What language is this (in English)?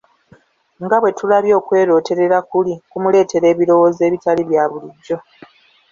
Ganda